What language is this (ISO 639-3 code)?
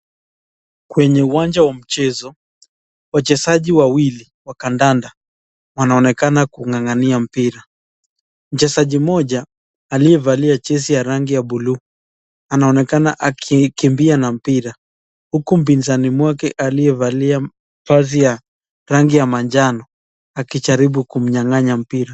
swa